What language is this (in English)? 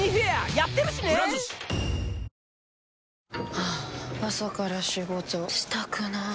Japanese